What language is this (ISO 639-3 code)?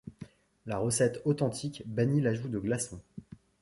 fra